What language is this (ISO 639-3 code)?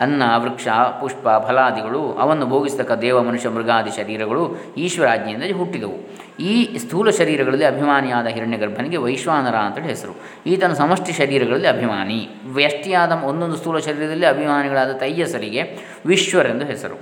kan